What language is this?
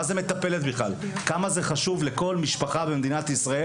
Hebrew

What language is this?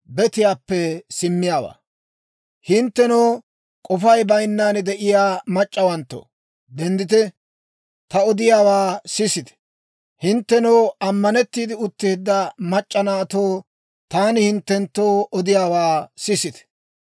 Dawro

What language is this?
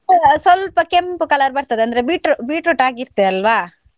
Kannada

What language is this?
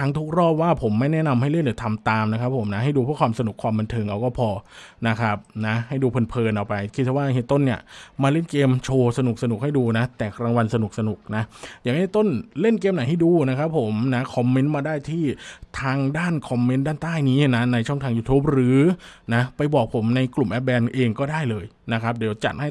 Thai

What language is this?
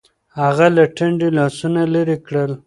Pashto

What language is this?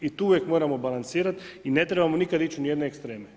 Croatian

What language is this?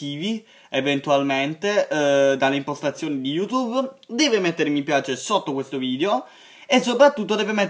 Italian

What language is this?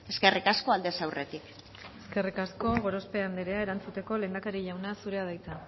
Basque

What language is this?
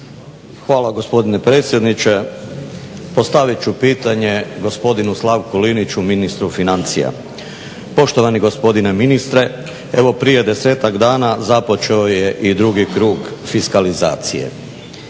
Croatian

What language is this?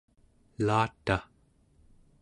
Central Yupik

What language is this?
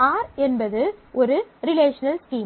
Tamil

